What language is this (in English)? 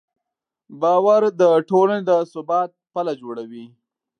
Pashto